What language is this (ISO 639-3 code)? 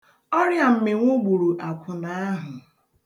ibo